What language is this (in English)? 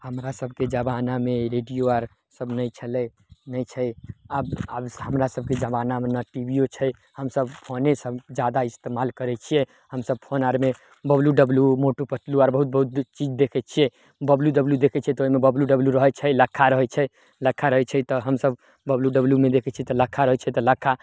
Maithili